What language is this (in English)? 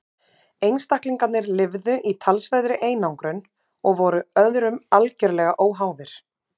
Icelandic